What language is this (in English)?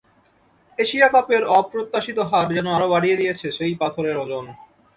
Bangla